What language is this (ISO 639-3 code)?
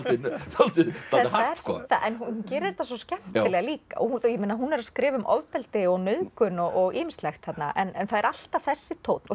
isl